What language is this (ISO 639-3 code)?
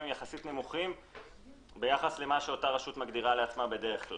heb